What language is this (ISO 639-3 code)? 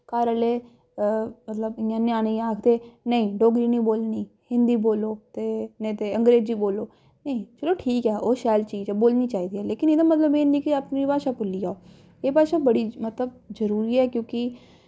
doi